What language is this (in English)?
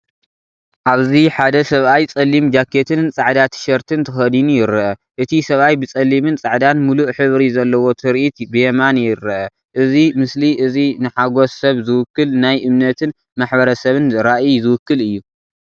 Tigrinya